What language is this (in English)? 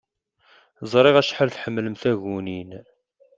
Kabyle